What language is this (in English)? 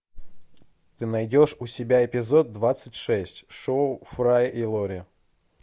Russian